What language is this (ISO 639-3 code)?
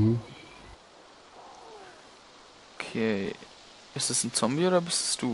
deu